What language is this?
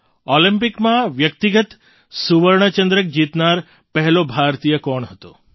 Gujarati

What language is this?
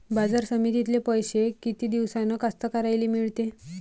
Marathi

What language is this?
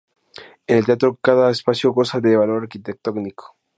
Spanish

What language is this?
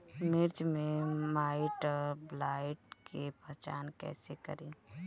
Bhojpuri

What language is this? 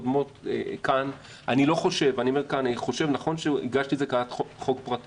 Hebrew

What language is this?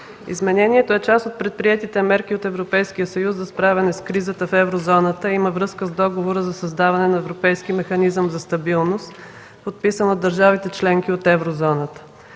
Bulgarian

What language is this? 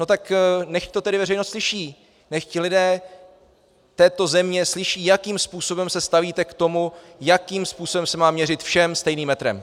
Czech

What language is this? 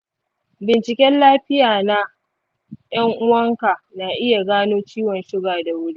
Hausa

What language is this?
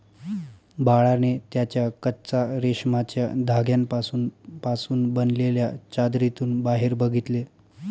Marathi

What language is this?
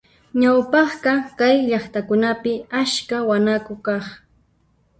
Puno Quechua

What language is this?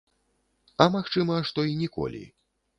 Belarusian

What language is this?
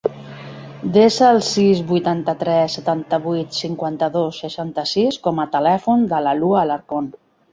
Catalan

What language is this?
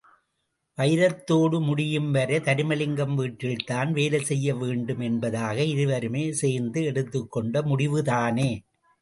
Tamil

